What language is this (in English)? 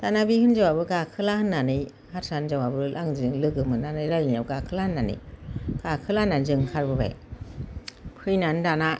Bodo